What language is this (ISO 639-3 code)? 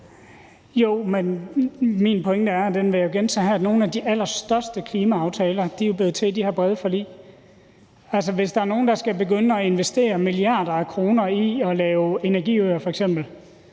dan